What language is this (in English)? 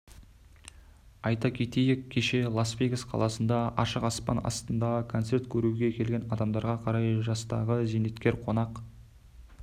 Kazakh